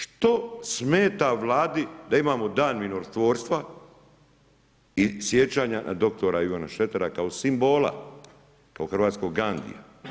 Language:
Croatian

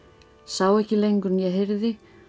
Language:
Icelandic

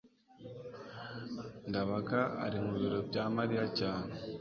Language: Kinyarwanda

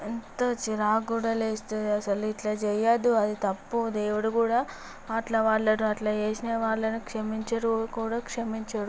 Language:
Telugu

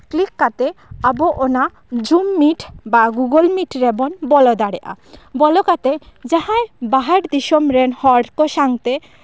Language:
Santali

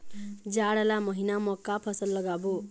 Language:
Chhattisgarhi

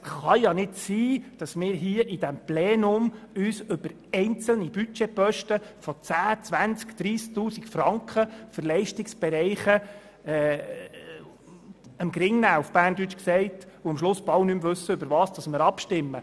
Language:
Swiss German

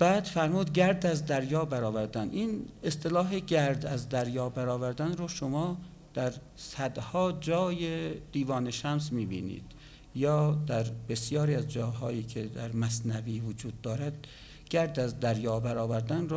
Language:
Persian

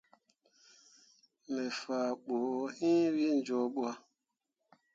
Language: Mundang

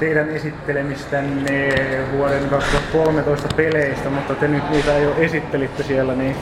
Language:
Finnish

